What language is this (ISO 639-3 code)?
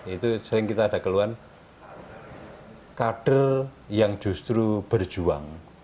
ind